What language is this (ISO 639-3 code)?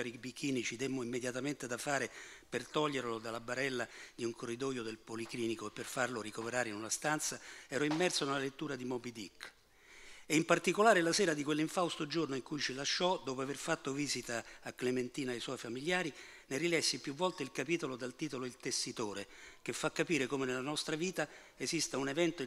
ita